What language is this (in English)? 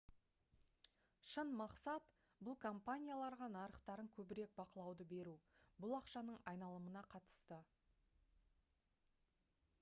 Kazakh